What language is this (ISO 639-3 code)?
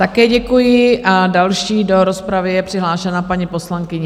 ces